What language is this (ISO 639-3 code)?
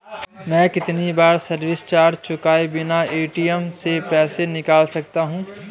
hin